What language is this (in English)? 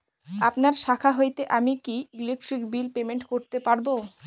Bangla